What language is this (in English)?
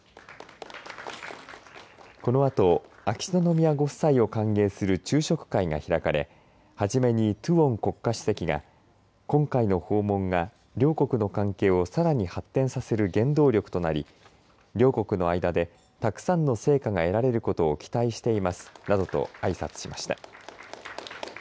Japanese